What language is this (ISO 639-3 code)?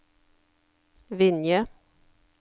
nor